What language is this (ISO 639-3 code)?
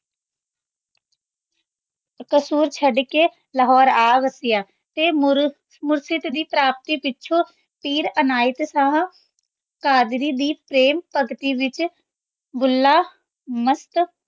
pan